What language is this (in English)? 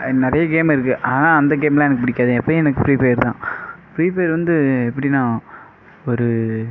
Tamil